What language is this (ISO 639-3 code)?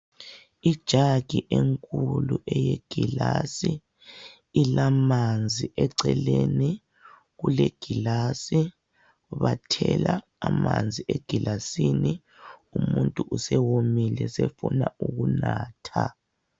nde